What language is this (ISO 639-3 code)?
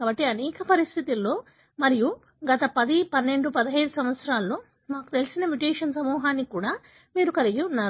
tel